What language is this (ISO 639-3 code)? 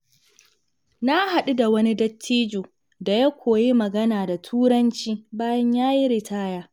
hau